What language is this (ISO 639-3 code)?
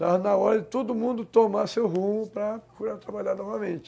por